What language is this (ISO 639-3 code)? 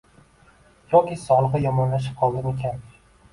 uzb